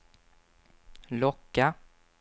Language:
Swedish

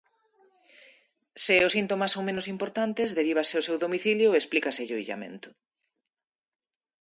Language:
Galician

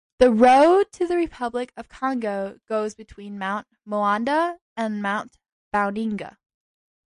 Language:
English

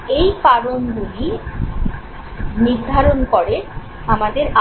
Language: Bangla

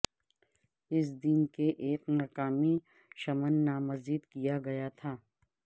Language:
Urdu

